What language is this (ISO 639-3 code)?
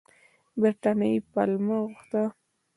pus